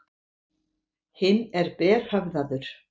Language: Icelandic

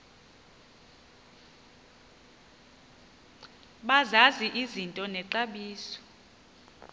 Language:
Xhosa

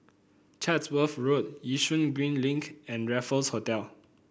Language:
English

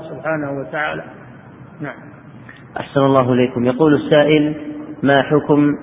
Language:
Arabic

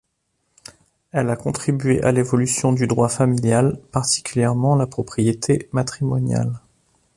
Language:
French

